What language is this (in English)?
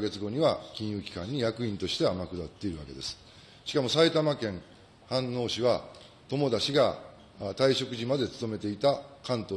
Japanese